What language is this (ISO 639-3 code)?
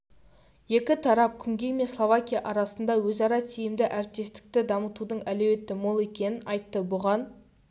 kaz